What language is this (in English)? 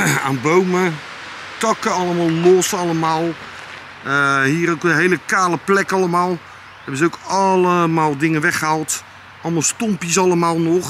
Dutch